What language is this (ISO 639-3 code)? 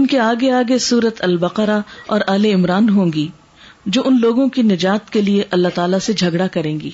urd